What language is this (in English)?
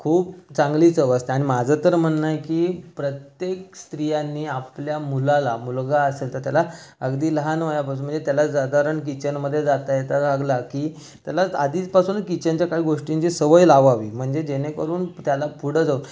Marathi